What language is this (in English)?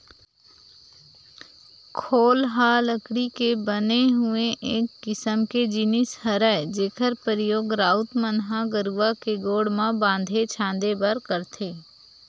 Chhattisgarhi